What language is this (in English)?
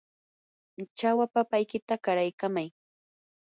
Yanahuanca Pasco Quechua